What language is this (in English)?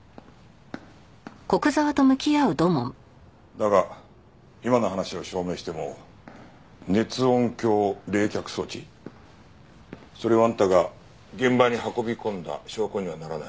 Japanese